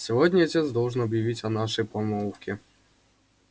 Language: Russian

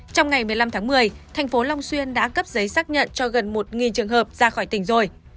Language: Vietnamese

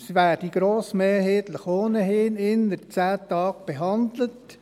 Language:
Swiss German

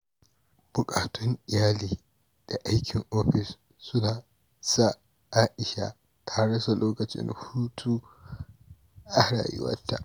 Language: Hausa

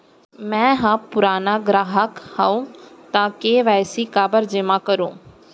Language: Chhattisgarhi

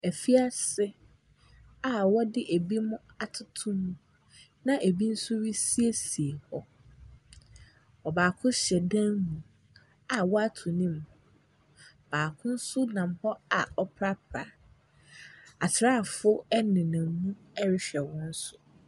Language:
Akan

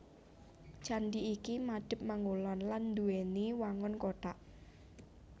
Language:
Javanese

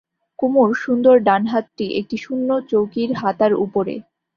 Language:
Bangla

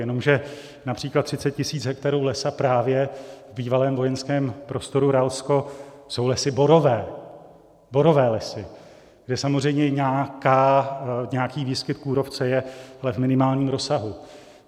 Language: Czech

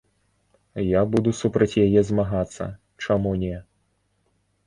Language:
Belarusian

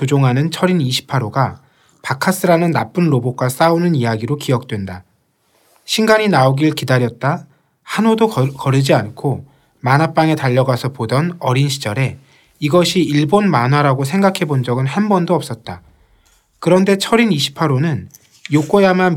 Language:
Korean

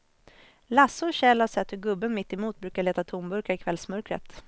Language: Swedish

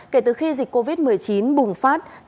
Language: Vietnamese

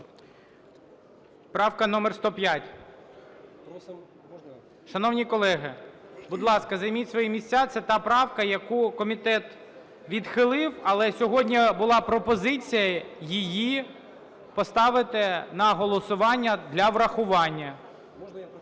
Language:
Ukrainian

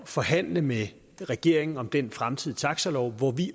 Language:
Danish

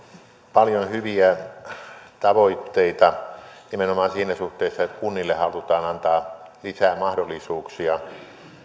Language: Finnish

